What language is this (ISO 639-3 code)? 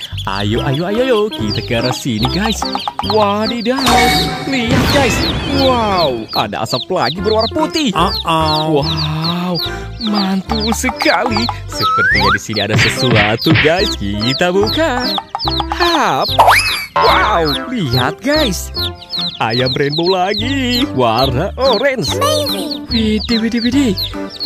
ind